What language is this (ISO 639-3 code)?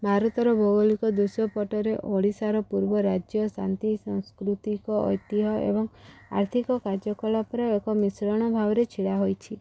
ori